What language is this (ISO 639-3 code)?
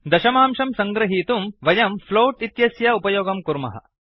san